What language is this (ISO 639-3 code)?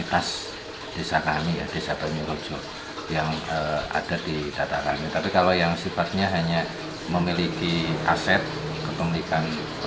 ind